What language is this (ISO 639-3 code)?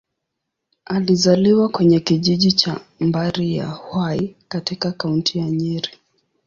swa